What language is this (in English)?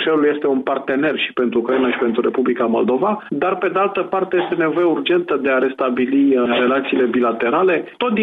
Romanian